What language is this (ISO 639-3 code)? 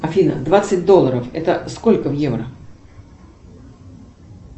rus